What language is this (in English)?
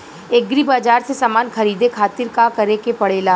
Bhojpuri